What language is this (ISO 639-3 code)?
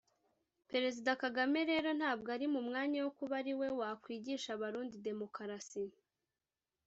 kin